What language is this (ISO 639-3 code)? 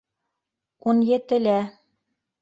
bak